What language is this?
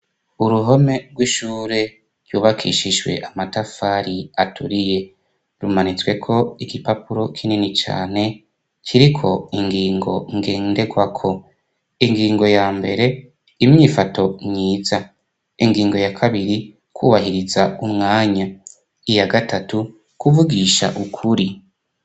Rundi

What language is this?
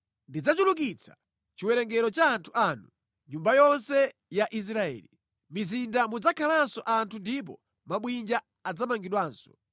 Nyanja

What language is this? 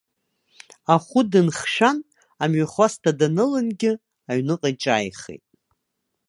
Abkhazian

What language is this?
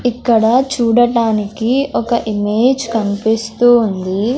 Telugu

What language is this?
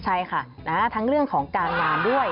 Thai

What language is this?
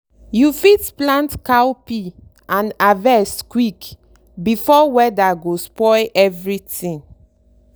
Nigerian Pidgin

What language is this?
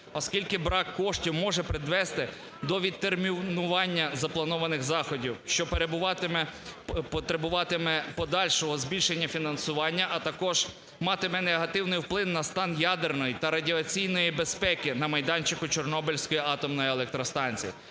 Ukrainian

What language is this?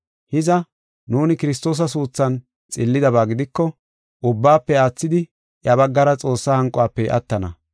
Gofa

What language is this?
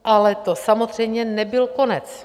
Czech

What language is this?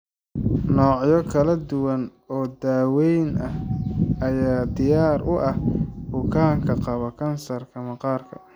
Somali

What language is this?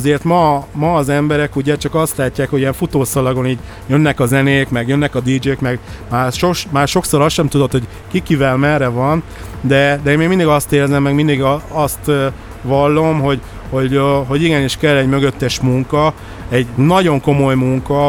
Hungarian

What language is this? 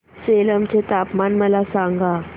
Marathi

